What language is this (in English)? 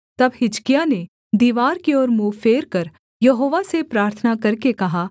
Hindi